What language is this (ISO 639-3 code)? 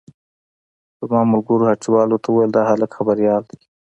pus